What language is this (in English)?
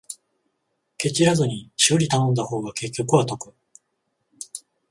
Japanese